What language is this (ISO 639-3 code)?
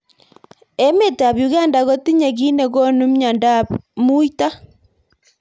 kln